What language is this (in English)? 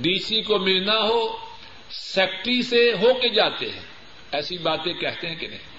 Urdu